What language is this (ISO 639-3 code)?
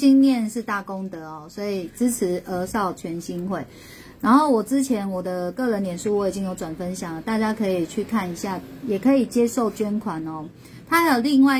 zho